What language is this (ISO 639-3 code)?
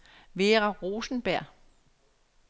dan